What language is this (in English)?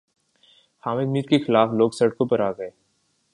Urdu